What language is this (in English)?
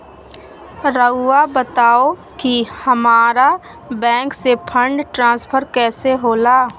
Magahi